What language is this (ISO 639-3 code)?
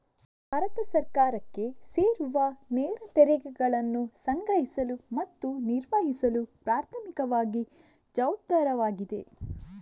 kan